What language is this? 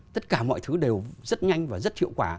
Vietnamese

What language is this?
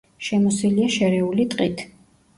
Georgian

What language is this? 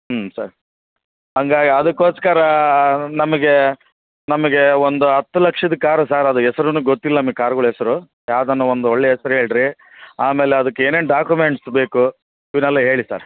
Kannada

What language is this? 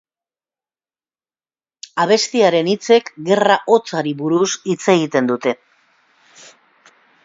Basque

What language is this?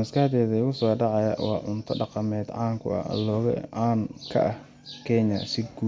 Somali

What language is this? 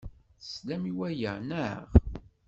Kabyle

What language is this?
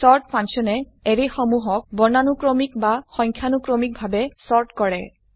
Assamese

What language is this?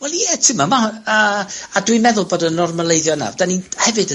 Welsh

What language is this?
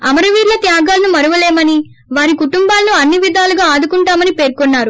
Telugu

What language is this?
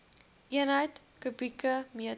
Afrikaans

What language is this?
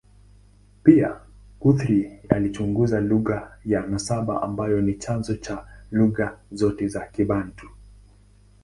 Swahili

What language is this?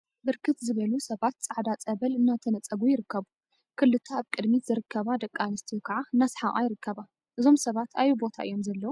Tigrinya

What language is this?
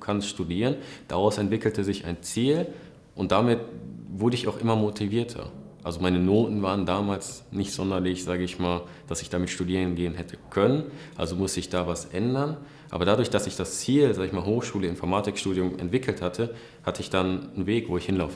German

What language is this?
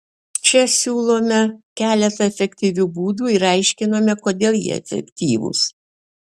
Lithuanian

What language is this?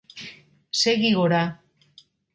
Basque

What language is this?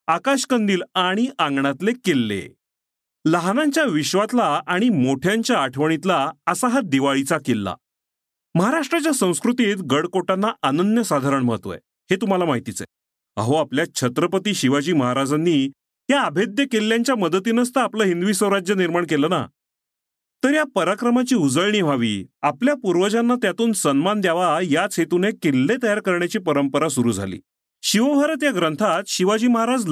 Marathi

